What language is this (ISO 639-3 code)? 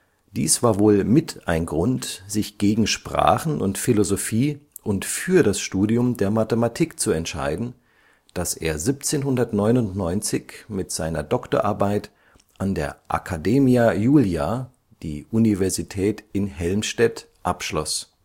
deu